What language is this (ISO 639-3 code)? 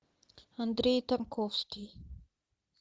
rus